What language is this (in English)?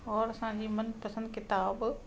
Sindhi